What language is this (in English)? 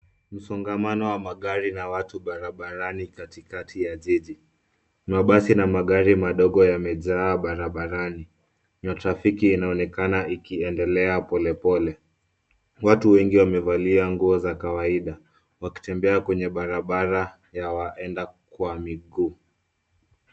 Swahili